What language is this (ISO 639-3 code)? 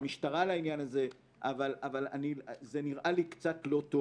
heb